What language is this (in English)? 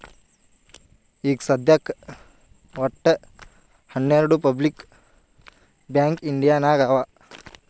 Kannada